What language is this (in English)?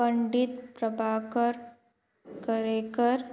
Konkani